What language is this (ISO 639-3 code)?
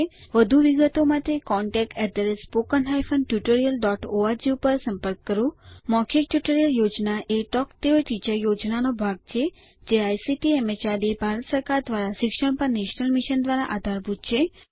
guj